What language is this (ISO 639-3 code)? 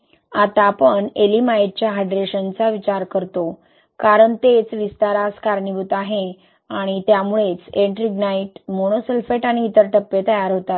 mar